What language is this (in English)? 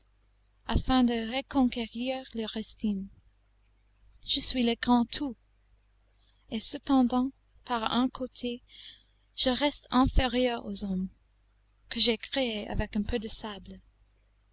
French